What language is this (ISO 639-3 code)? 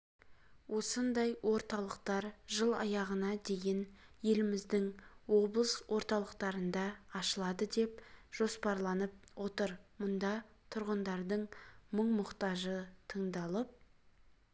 kaz